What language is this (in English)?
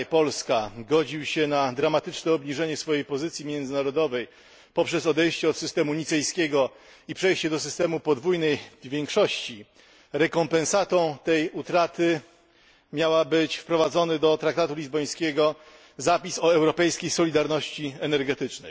Polish